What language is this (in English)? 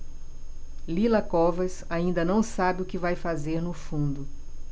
Portuguese